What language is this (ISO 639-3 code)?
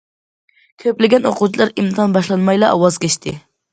uig